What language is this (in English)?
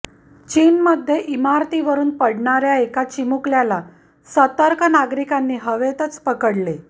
Marathi